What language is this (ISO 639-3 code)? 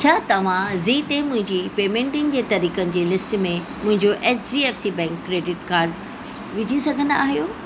snd